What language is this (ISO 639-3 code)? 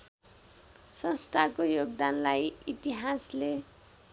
nep